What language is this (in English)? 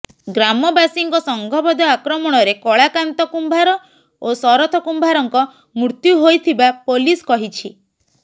Odia